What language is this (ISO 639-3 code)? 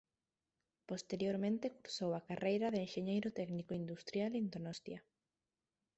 glg